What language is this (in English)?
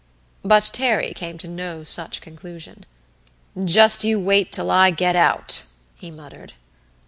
English